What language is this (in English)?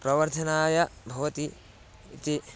Sanskrit